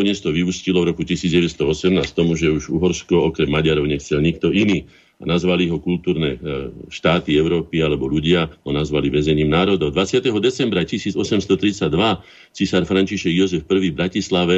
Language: Slovak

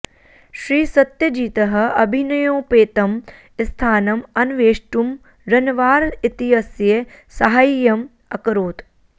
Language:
Sanskrit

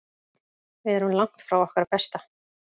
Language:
Icelandic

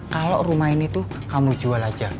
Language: Indonesian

